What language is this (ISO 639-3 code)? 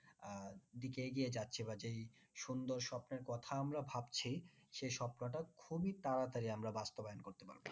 ben